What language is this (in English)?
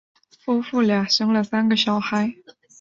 Chinese